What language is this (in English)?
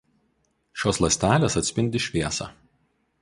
Lithuanian